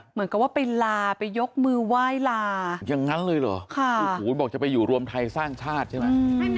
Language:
Thai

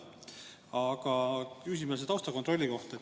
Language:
Estonian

